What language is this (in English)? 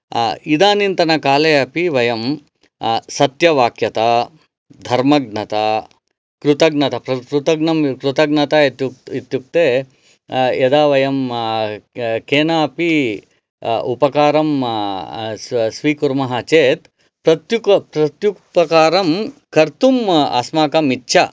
Sanskrit